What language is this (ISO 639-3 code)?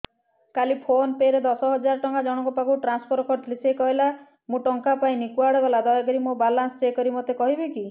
ori